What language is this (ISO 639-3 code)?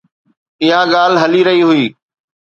snd